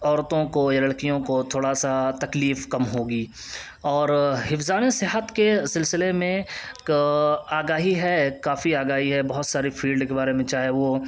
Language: Urdu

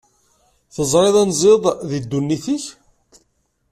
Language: Kabyle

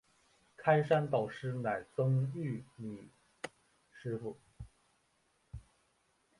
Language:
Chinese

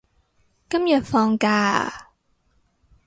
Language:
Cantonese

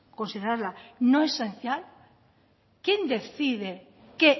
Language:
Spanish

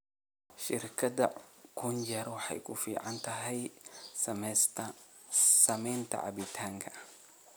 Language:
Somali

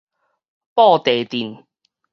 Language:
Min Nan Chinese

